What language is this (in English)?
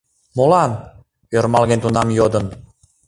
Mari